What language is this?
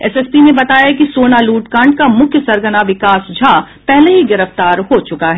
Hindi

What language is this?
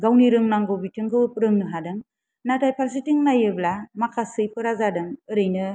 Bodo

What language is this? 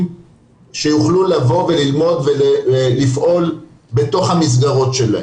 Hebrew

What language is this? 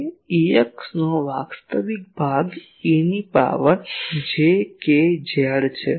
Gujarati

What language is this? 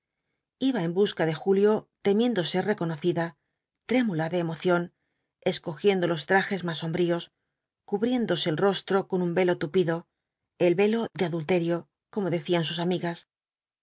Spanish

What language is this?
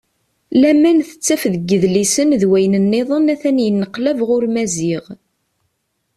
Kabyle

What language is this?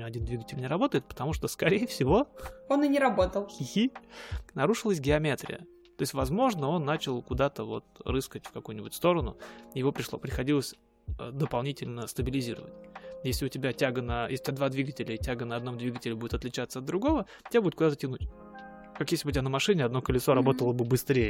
Russian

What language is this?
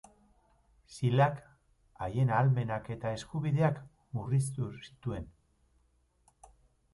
Basque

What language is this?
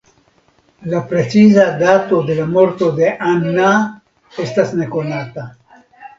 Esperanto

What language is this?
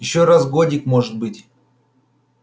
Russian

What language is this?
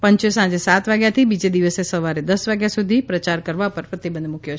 Gujarati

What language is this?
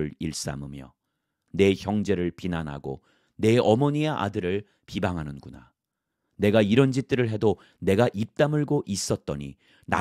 Korean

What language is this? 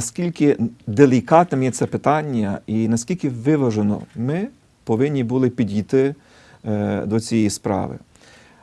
Ukrainian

